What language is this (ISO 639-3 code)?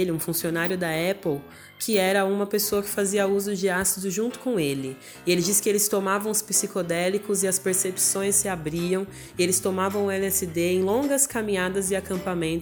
por